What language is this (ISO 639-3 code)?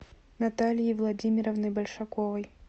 rus